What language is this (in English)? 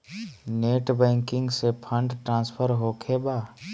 Magahi